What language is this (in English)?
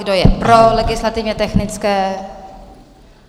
Czech